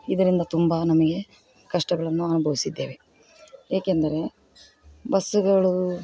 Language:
Kannada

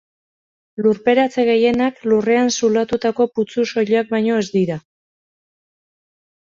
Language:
Basque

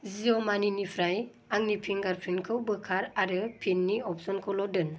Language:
Bodo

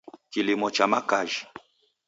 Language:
Taita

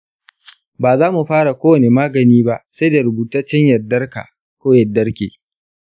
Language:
Hausa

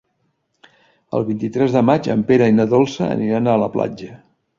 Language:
Catalan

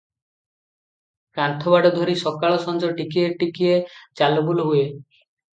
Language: Odia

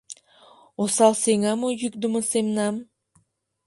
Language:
Mari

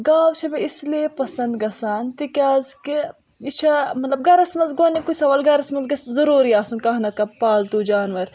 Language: Kashmiri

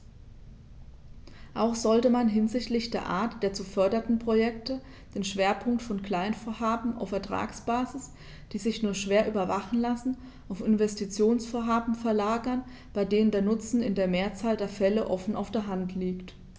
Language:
German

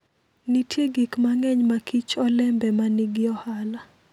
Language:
Luo (Kenya and Tanzania)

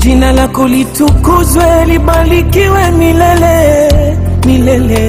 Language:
Indonesian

